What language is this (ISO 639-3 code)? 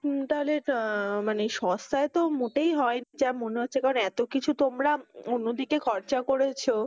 ben